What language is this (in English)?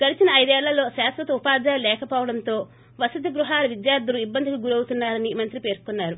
Telugu